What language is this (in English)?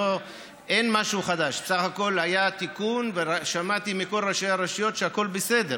Hebrew